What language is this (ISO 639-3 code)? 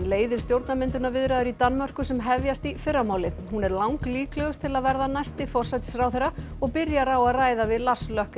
isl